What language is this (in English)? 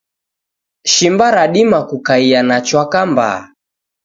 Taita